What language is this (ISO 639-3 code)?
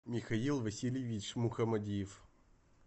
rus